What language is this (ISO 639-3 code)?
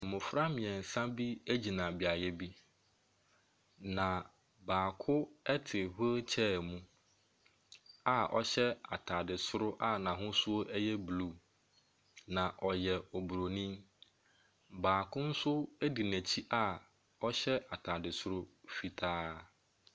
aka